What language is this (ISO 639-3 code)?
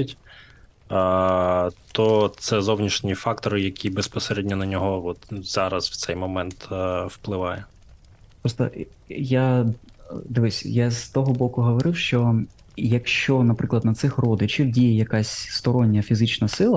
ukr